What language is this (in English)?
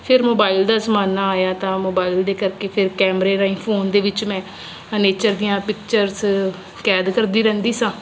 Punjabi